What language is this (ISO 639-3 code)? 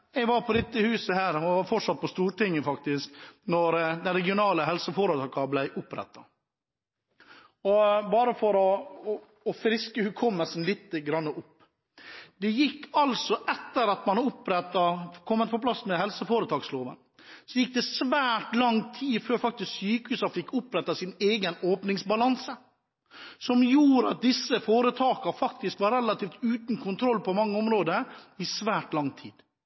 nob